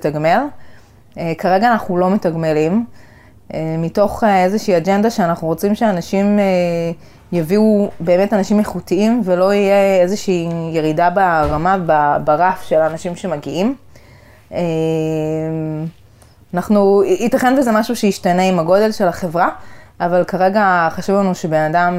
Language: Hebrew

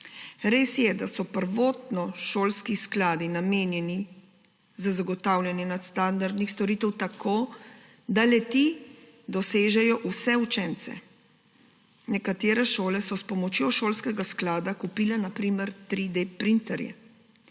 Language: Slovenian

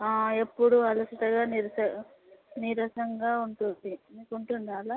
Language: Telugu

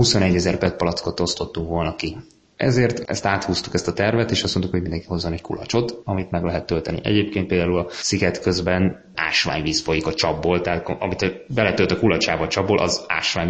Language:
Hungarian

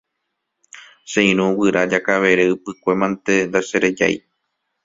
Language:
Guarani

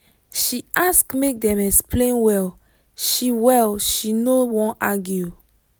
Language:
Nigerian Pidgin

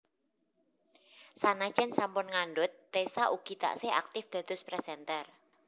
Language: Javanese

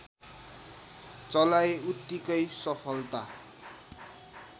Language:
Nepali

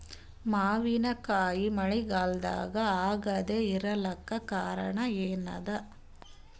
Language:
Kannada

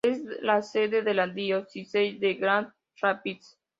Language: Spanish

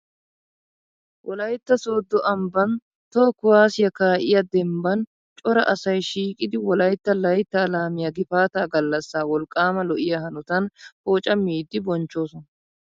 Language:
Wolaytta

